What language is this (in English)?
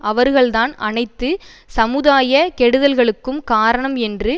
Tamil